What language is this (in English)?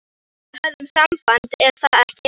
Icelandic